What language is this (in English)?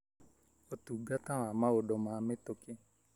Kikuyu